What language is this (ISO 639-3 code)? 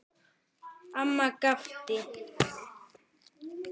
isl